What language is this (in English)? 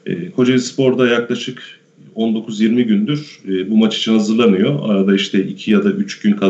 Turkish